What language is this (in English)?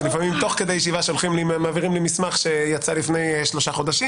Hebrew